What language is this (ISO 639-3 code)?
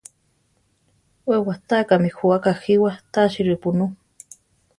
tar